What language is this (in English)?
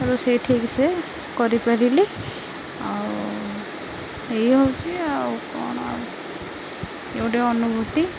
Odia